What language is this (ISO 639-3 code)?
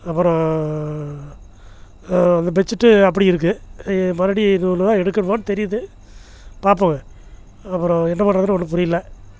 tam